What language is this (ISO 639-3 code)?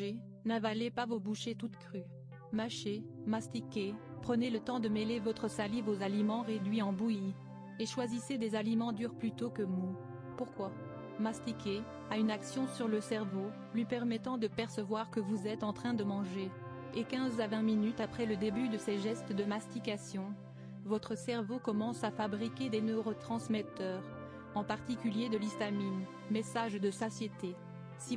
fra